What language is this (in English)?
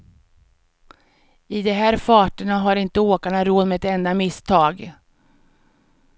Swedish